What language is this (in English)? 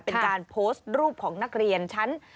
Thai